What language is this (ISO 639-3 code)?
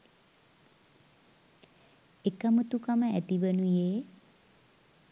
sin